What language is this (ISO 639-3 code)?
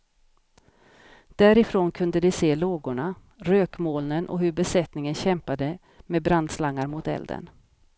swe